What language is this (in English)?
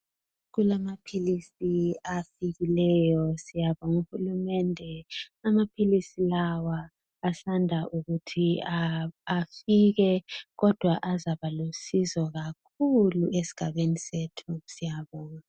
North Ndebele